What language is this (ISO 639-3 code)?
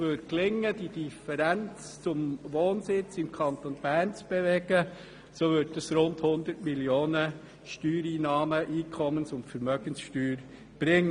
gsw